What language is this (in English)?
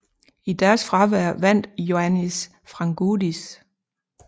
Danish